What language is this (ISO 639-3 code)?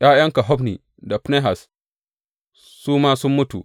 hau